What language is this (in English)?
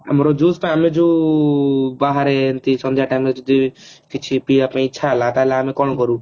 Odia